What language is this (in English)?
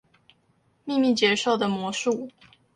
Chinese